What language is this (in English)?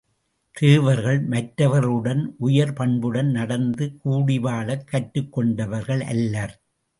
Tamil